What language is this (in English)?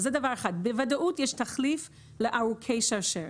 Hebrew